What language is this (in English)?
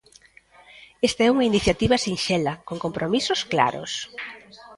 Galician